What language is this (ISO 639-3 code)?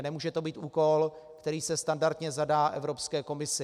ces